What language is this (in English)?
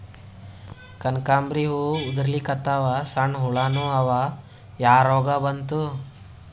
Kannada